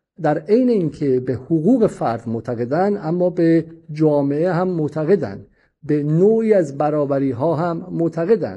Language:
Persian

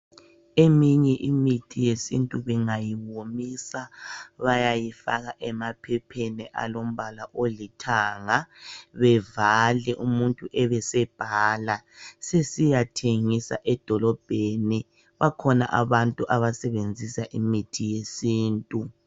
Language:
North Ndebele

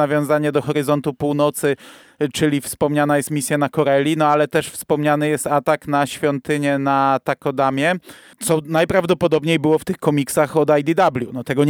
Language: Polish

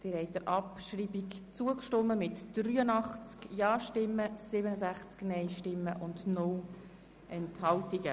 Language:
Swiss German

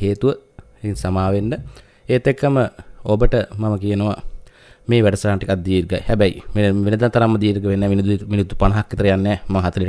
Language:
Indonesian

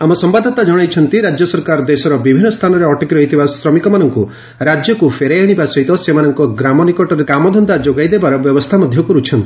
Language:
Odia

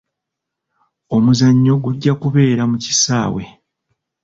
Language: Ganda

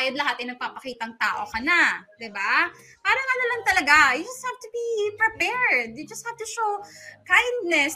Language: Filipino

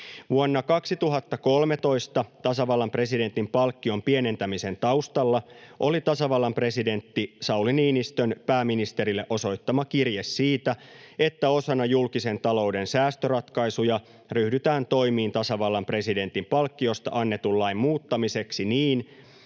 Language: Finnish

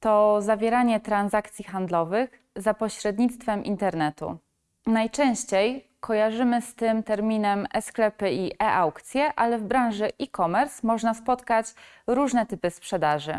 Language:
Polish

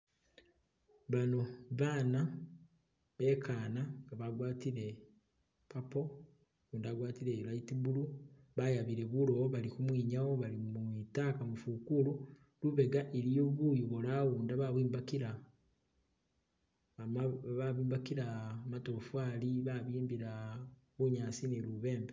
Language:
Masaaba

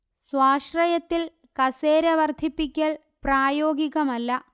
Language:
Malayalam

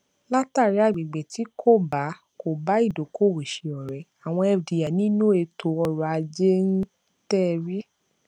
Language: Yoruba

